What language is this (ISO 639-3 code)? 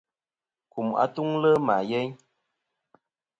bkm